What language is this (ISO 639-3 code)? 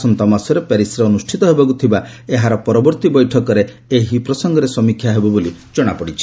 ori